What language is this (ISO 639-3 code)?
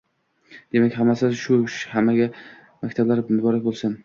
uzb